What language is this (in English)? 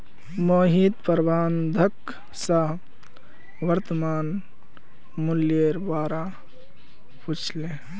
Magahi